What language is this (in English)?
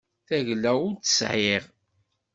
Kabyle